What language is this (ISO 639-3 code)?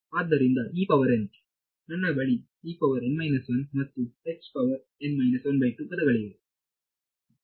kan